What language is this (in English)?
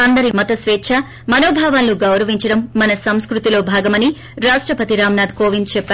Telugu